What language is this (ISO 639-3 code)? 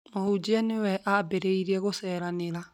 kik